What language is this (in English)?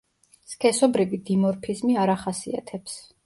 Georgian